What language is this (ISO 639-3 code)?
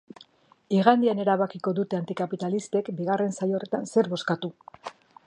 eus